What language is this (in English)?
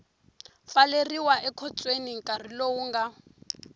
Tsonga